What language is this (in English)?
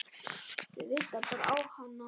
Icelandic